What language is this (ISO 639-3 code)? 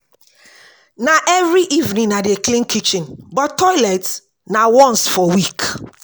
pcm